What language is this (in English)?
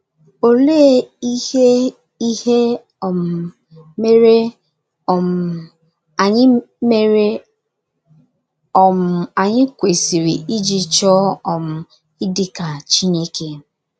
Igbo